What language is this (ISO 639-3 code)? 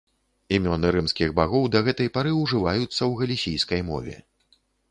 bel